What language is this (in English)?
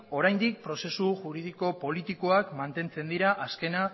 Basque